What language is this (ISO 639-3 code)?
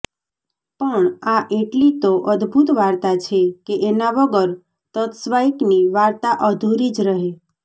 guj